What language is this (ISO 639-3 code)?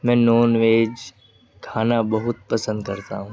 urd